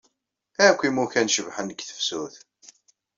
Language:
Kabyle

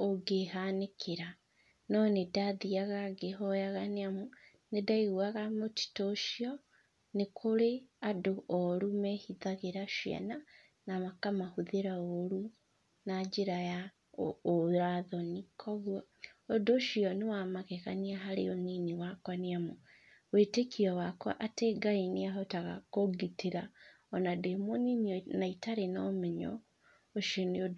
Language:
Kikuyu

